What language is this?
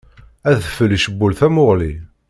Kabyle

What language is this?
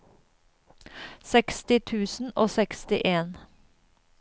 Norwegian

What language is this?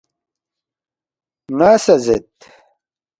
Balti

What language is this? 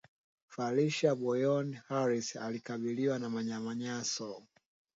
Swahili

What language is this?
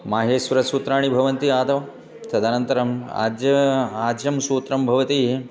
Sanskrit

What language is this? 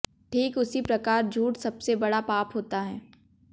Hindi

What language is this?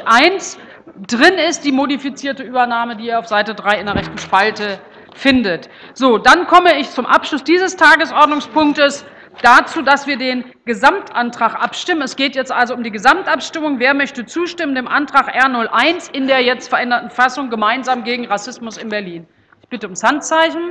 German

